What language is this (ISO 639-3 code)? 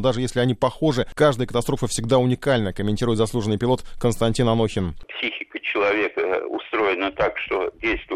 rus